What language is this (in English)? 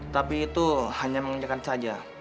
Indonesian